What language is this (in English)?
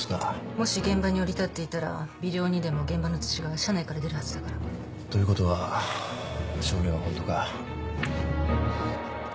Japanese